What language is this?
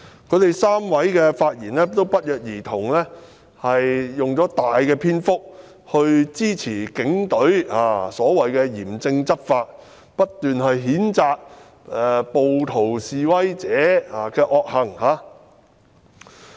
Cantonese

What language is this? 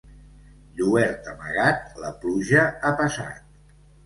Catalan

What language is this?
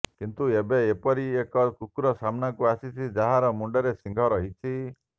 Odia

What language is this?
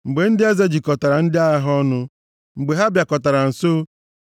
Igbo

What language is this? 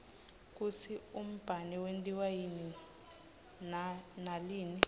Swati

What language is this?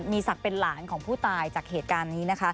Thai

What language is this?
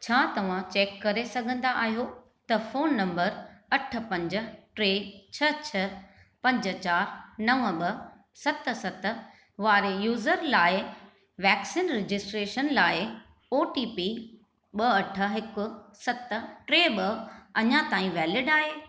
Sindhi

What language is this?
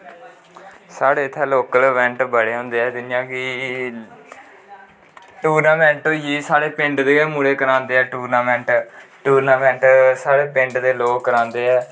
Dogri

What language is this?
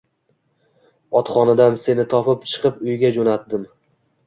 Uzbek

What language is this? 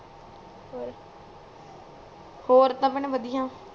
Punjabi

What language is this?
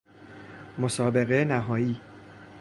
Persian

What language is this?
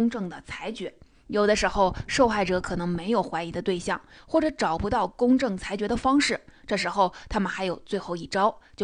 Chinese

